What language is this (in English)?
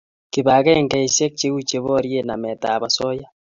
Kalenjin